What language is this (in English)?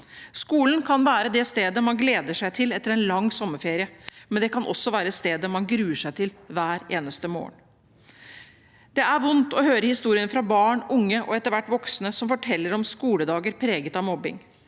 Norwegian